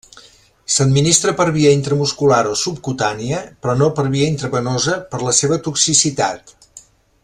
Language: Catalan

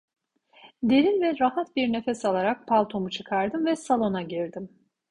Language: Turkish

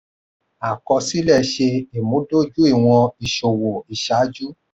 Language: Yoruba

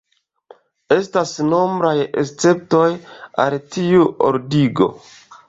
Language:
Esperanto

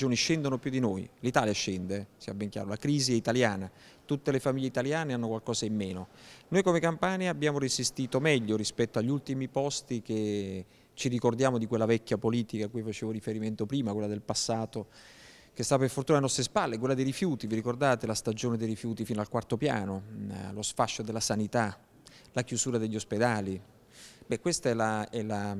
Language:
Italian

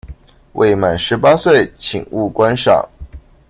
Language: Chinese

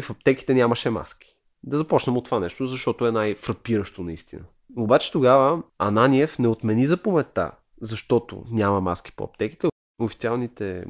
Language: Bulgarian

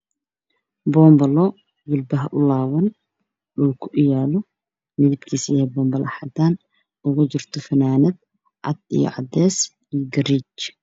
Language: Somali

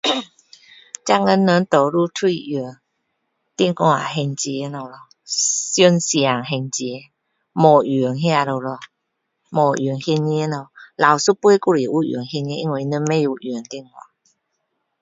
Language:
Min Dong Chinese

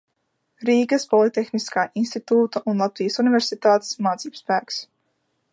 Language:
Latvian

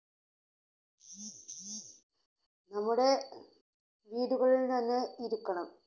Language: Malayalam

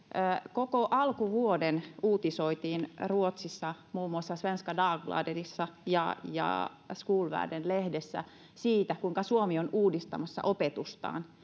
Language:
Finnish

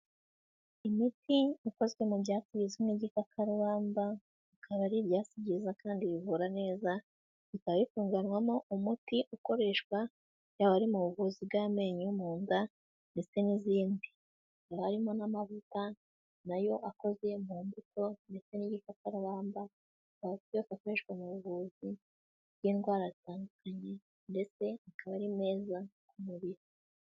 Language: Kinyarwanda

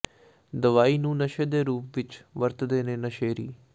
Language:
Punjabi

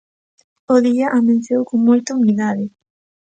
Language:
Galician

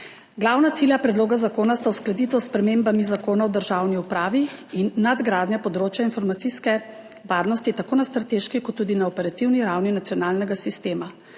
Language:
Slovenian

